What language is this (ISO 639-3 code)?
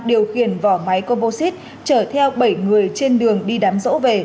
vie